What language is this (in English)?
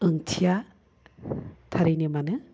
Bodo